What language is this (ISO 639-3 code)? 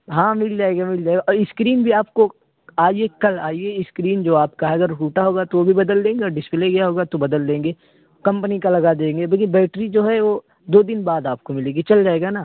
urd